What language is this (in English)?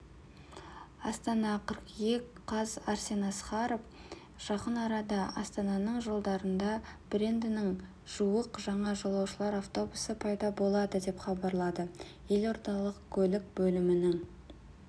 Kazakh